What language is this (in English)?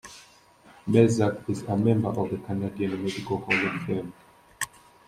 English